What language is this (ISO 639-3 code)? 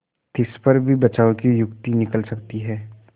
hin